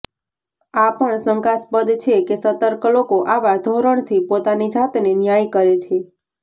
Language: Gujarati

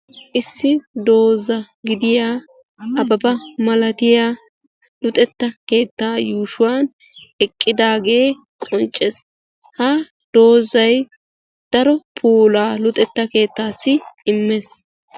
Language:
Wolaytta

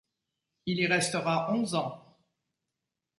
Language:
French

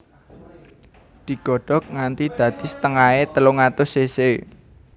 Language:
Javanese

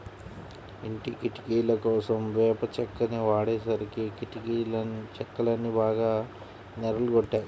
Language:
Telugu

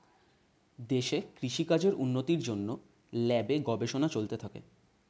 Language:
Bangla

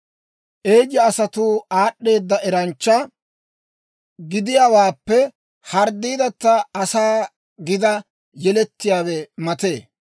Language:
Dawro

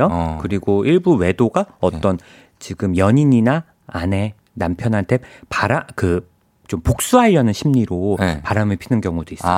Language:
Korean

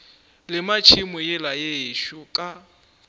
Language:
Northern Sotho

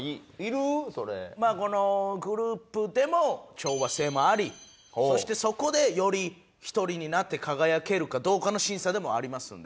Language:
Japanese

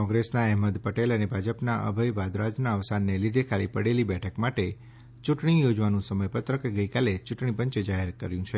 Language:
Gujarati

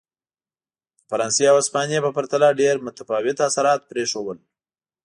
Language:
Pashto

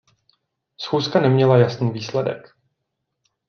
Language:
Czech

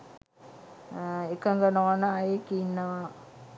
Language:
Sinhala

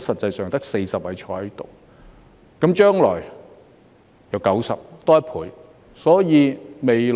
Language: Cantonese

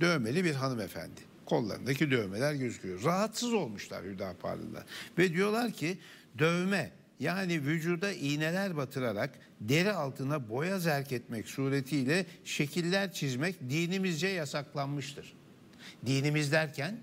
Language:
Turkish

